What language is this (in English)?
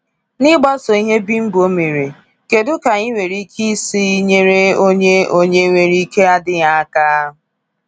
Igbo